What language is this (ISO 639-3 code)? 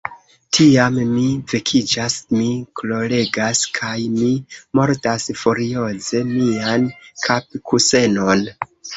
epo